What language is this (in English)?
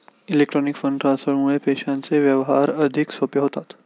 Marathi